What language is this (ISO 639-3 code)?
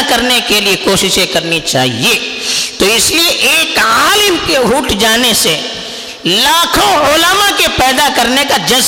urd